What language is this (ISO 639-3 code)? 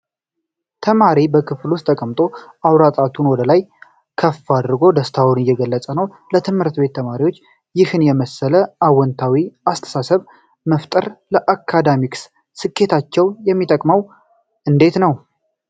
amh